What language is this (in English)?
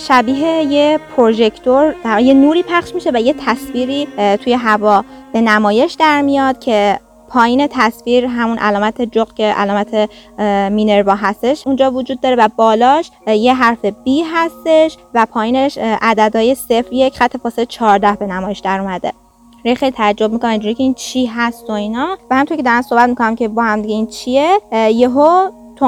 Persian